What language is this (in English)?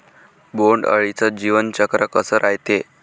Marathi